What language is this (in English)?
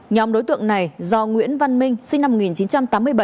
Vietnamese